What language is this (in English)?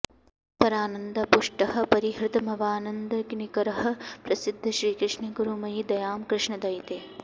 Sanskrit